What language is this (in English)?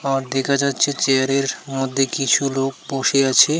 Bangla